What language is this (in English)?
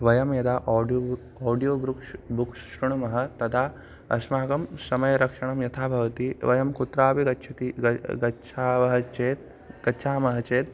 Sanskrit